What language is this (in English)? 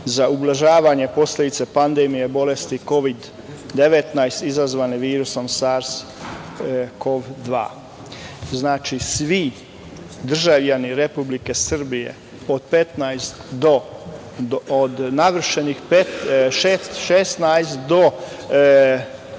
Serbian